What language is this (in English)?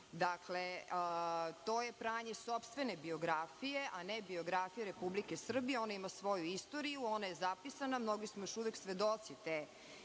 Serbian